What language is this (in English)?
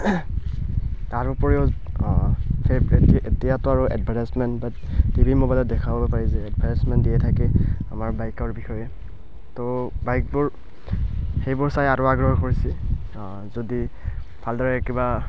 Assamese